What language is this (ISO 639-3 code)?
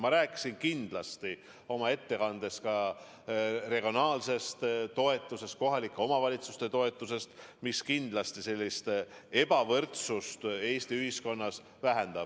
est